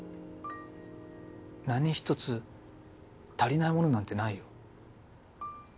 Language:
Japanese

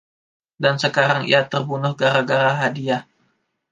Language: Indonesian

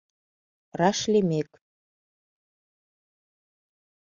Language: Mari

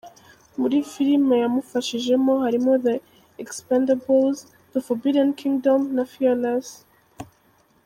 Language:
Kinyarwanda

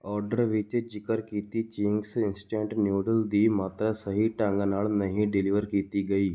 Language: Punjabi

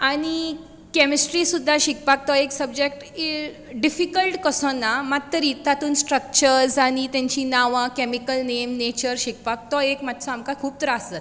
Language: Konkani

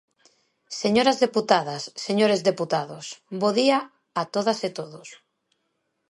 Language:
Galician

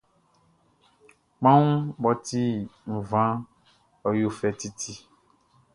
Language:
Baoulé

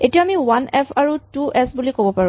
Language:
Assamese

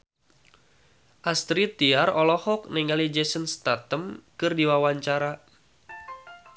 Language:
Sundanese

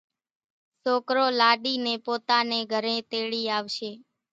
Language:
Kachi Koli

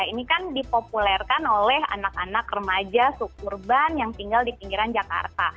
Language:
Indonesian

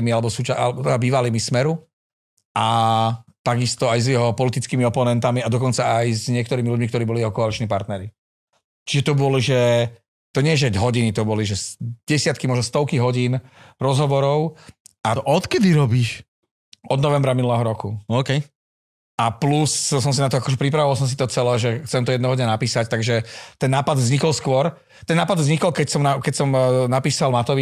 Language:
Slovak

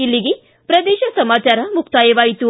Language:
Kannada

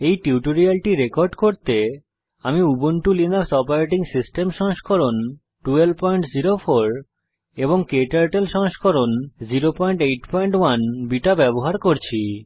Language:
Bangla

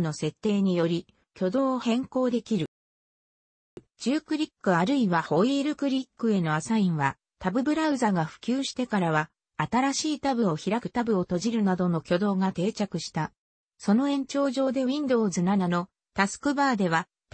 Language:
Japanese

